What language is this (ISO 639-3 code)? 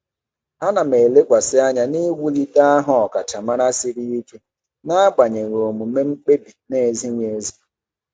ibo